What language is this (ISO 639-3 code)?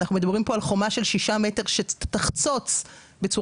heb